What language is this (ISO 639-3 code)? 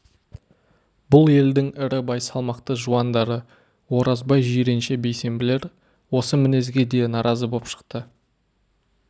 kaz